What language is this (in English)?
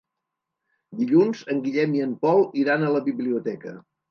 Catalan